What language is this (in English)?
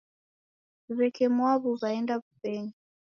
Taita